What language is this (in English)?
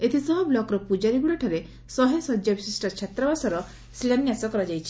Odia